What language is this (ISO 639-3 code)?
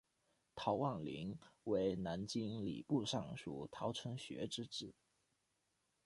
zho